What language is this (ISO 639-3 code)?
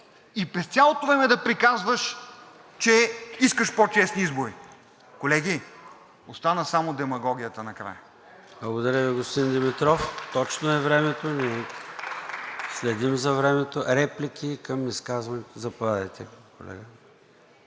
bul